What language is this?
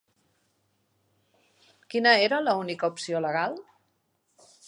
Catalan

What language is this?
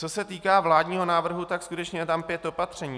Czech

